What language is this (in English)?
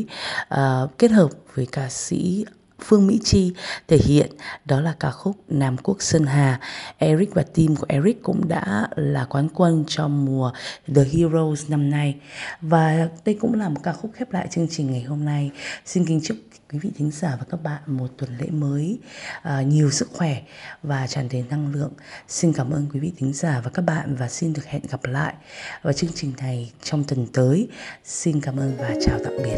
Vietnamese